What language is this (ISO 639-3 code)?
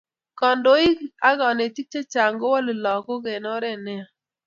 kln